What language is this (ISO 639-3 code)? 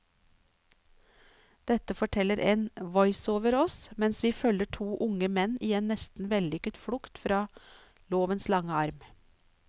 nor